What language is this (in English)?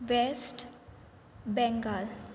Konkani